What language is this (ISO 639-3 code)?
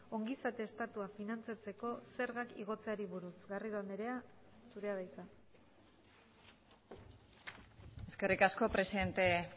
eus